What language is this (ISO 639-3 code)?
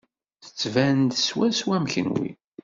kab